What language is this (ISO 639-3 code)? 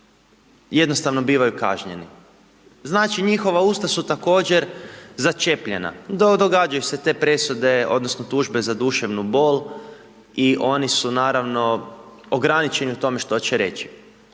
hrv